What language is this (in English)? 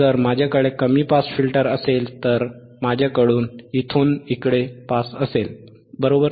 Marathi